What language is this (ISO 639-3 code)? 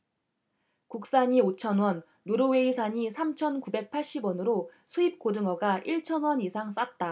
kor